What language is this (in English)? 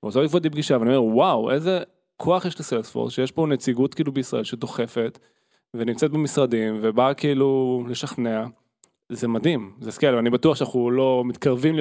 Hebrew